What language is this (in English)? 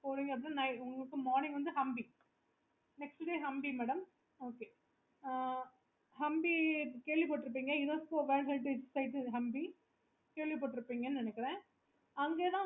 Tamil